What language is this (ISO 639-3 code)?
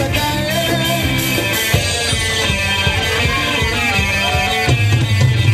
spa